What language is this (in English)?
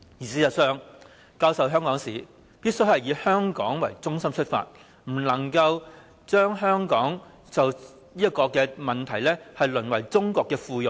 Cantonese